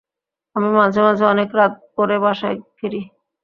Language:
Bangla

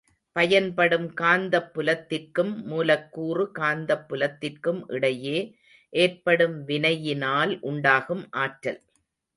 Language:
Tamil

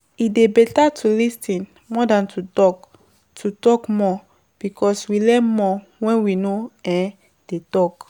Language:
Nigerian Pidgin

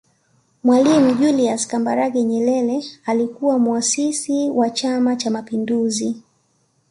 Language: Swahili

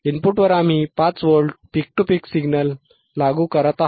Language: Marathi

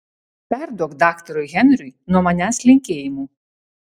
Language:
Lithuanian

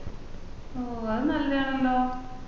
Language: Malayalam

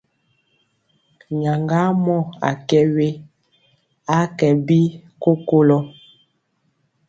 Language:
Mpiemo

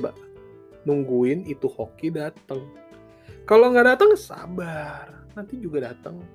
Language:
Indonesian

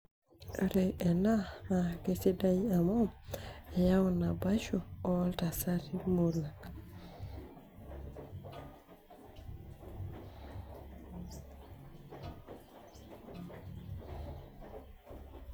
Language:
Masai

